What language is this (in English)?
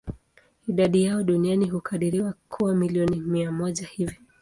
Swahili